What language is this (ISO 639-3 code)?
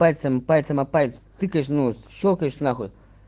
rus